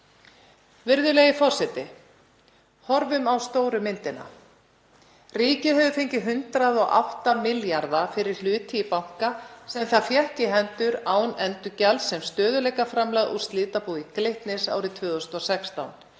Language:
Icelandic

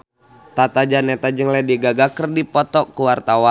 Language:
Sundanese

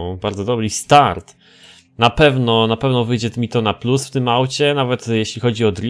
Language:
Polish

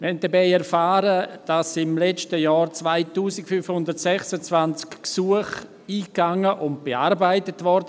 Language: Swiss German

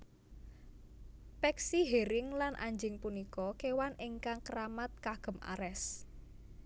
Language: Javanese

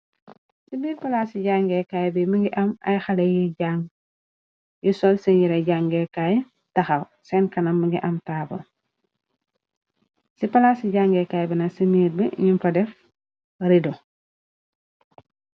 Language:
Wolof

